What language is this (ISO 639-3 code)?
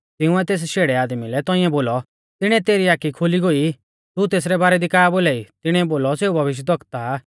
bfz